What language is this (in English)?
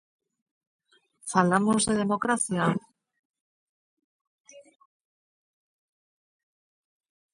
Galician